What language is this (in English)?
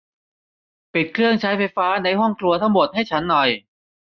Thai